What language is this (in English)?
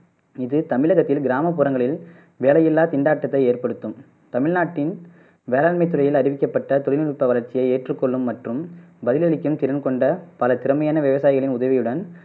Tamil